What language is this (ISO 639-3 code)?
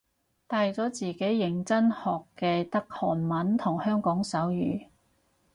yue